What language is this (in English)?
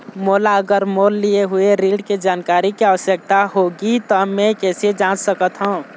Chhattisgarhi